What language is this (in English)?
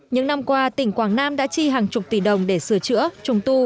Vietnamese